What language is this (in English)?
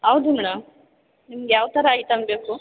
Kannada